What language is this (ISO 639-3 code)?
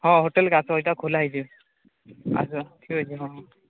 ori